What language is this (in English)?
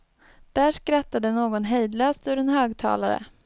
Swedish